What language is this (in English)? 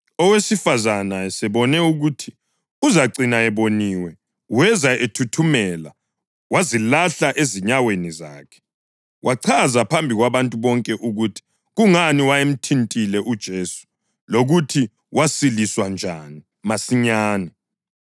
North Ndebele